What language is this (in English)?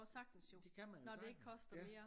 Danish